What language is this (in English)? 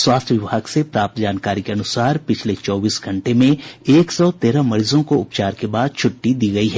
Hindi